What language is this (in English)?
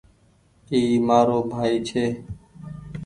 Goaria